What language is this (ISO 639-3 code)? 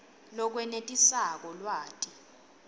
ssw